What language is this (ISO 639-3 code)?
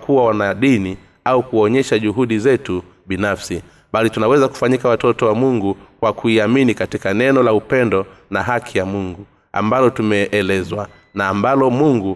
swa